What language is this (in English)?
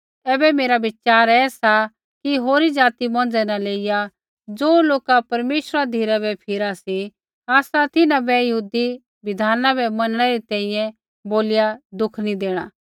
Kullu Pahari